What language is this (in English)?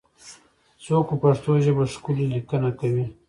Pashto